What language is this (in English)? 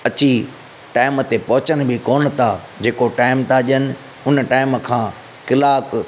Sindhi